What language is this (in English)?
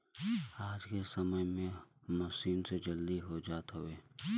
Bhojpuri